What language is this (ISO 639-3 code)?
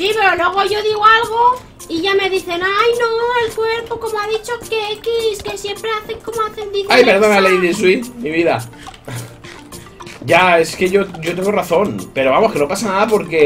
spa